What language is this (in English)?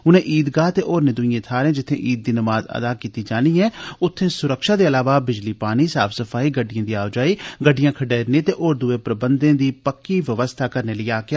Dogri